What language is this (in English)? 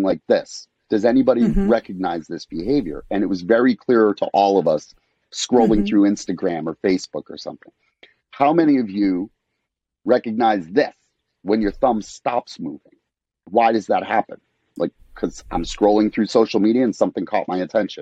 English